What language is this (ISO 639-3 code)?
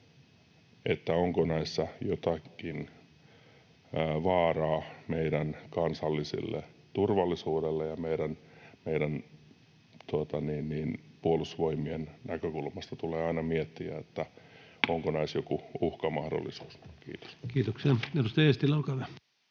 fin